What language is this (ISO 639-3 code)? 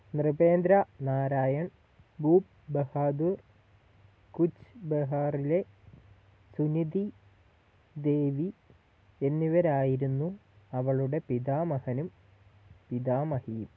mal